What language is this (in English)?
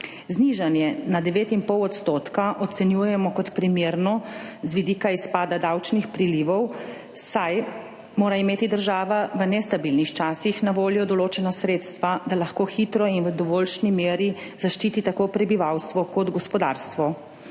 Slovenian